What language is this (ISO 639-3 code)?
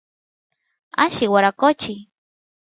qus